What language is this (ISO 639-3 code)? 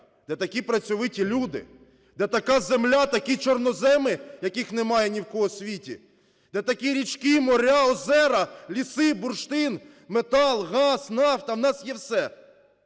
ukr